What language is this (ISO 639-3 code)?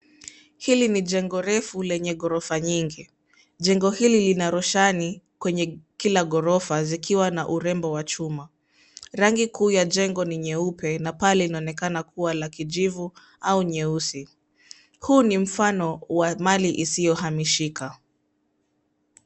swa